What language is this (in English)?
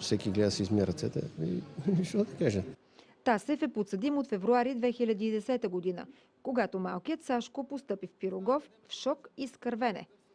Bulgarian